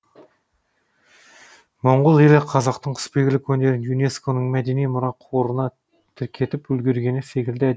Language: Kazakh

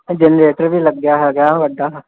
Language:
Punjabi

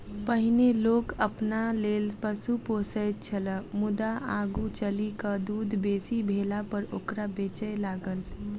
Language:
Maithili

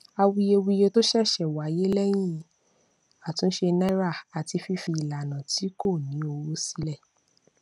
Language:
Yoruba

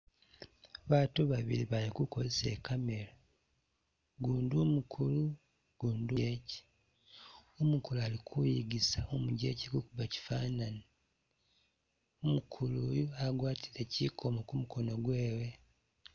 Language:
Masaaba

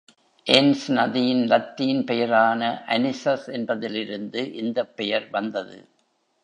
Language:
Tamil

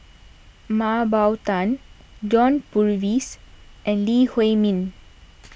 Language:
English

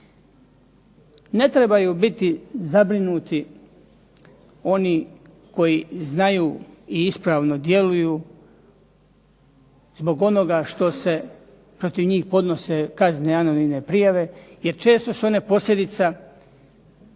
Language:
Croatian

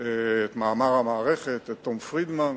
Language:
Hebrew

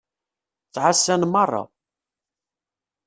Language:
Kabyle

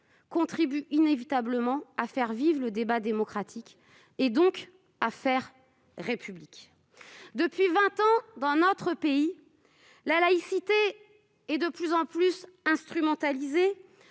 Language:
French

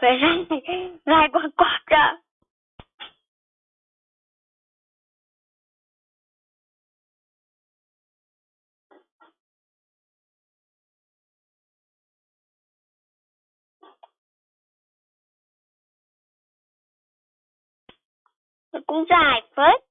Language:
Vietnamese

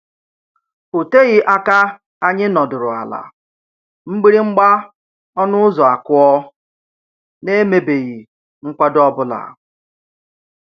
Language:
Igbo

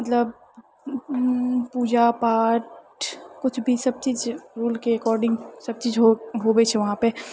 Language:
Maithili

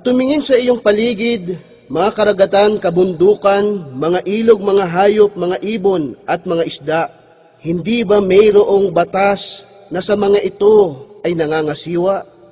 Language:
Filipino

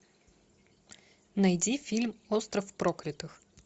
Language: Russian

